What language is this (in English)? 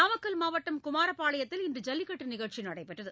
Tamil